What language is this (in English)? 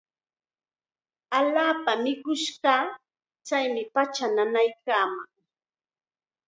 Chiquián Ancash Quechua